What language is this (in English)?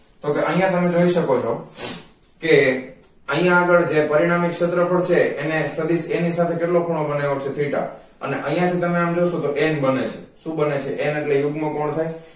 Gujarati